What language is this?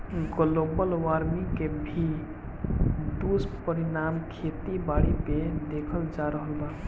Bhojpuri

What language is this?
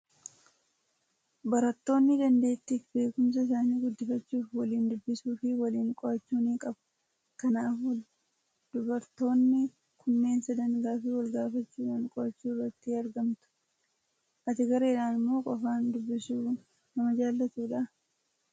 Oromo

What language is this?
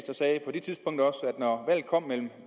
Danish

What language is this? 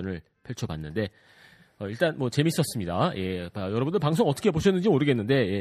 Korean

